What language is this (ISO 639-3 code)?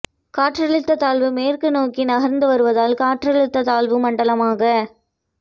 tam